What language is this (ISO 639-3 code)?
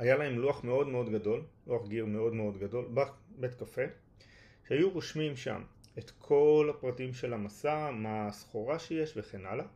heb